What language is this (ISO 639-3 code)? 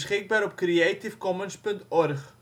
nld